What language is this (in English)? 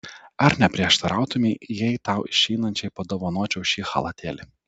Lithuanian